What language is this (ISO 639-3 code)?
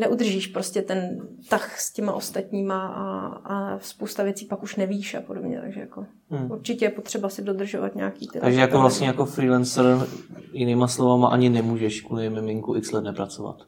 ces